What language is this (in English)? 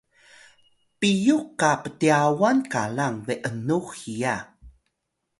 Atayal